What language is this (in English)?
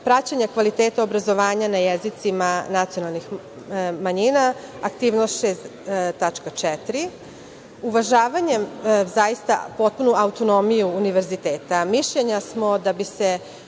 Serbian